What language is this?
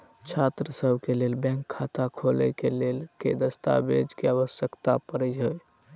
Maithili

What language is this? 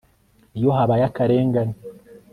Kinyarwanda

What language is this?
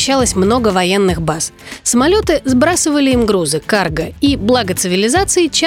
Russian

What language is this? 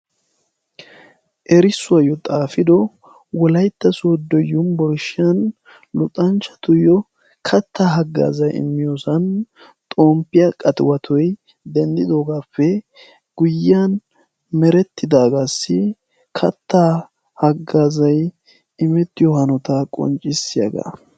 Wolaytta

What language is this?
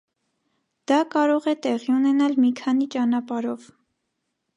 Armenian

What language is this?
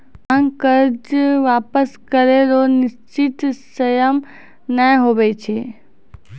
Maithili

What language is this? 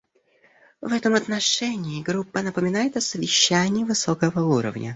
Russian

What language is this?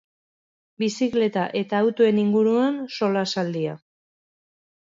Basque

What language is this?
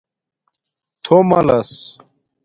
Domaaki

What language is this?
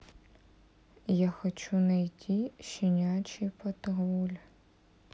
Russian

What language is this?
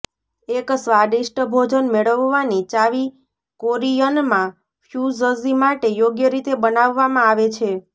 Gujarati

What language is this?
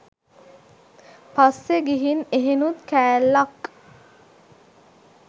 Sinhala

